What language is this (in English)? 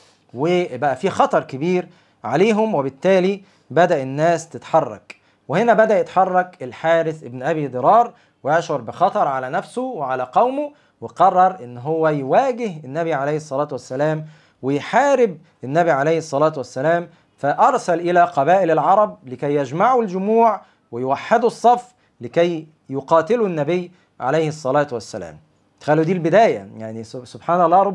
Arabic